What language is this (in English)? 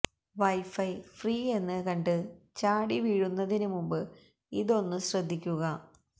Malayalam